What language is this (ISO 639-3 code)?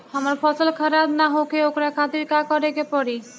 bho